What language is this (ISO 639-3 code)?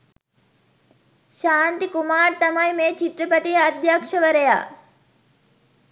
sin